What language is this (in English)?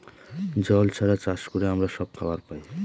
Bangla